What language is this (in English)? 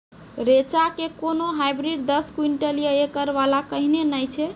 Maithili